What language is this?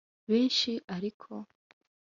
Kinyarwanda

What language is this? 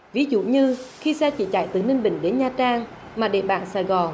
Vietnamese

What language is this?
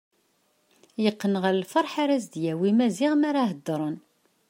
Kabyle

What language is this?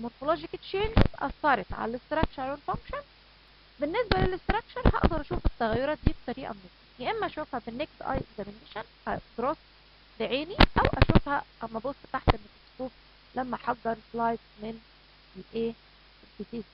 Arabic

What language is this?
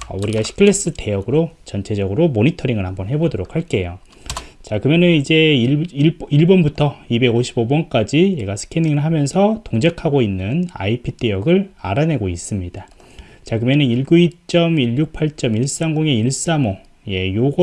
Korean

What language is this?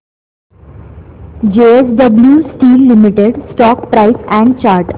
Marathi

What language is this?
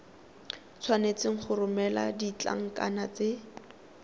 Tswana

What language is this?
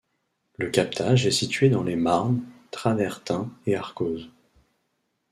French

